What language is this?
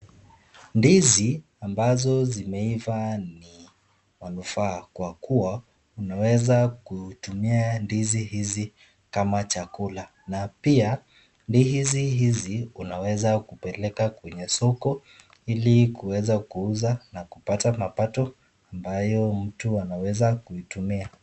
Swahili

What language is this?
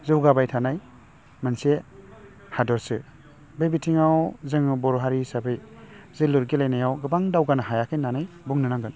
Bodo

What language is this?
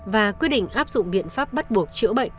Vietnamese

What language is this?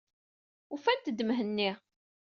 Kabyle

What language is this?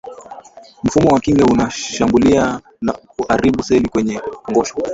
Swahili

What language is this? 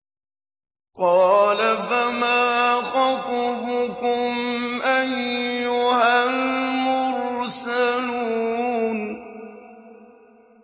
Arabic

